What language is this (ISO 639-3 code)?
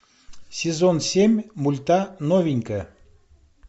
rus